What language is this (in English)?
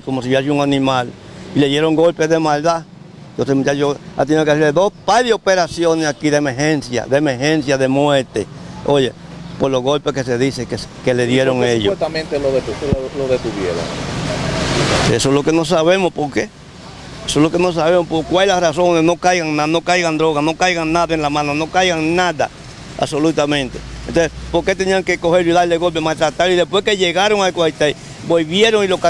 Spanish